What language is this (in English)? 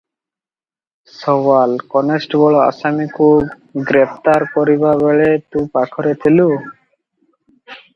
Odia